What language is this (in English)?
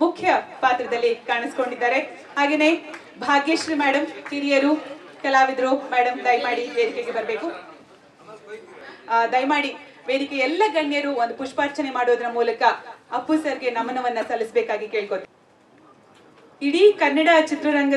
Hindi